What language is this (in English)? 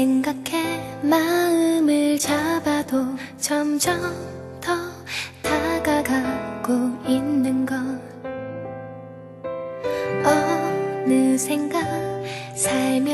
Korean